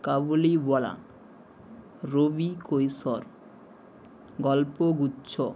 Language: Bangla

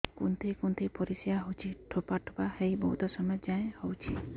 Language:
Odia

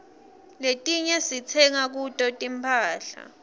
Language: Swati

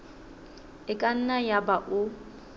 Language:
Southern Sotho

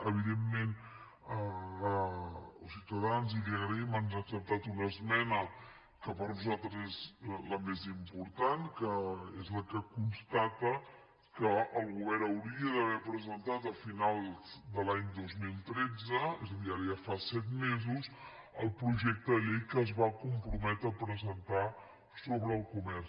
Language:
Catalan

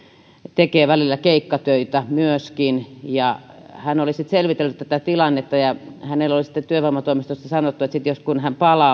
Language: Finnish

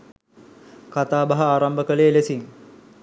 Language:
Sinhala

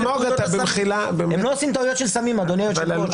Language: Hebrew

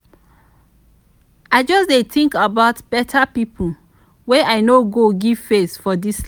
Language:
Nigerian Pidgin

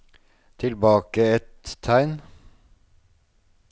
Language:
Norwegian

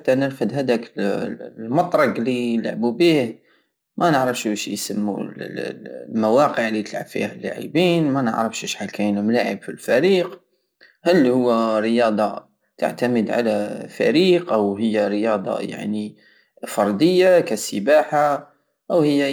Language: Algerian Saharan Arabic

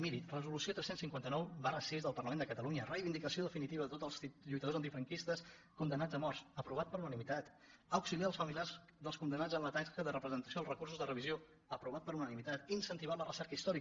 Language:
Catalan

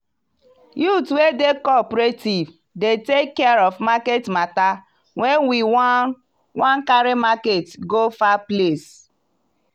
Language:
Nigerian Pidgin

